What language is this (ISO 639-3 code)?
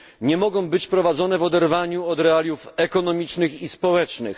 pol